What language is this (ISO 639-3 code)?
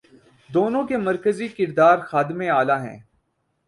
urd